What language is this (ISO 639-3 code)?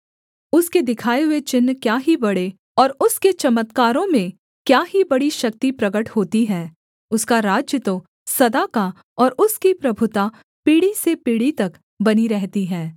hin